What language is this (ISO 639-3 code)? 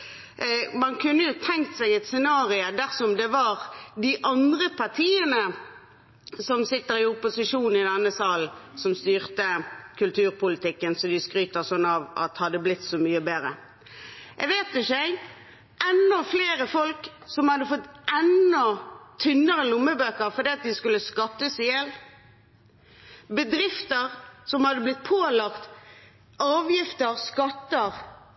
nob